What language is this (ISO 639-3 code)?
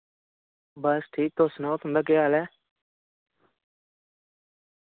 doi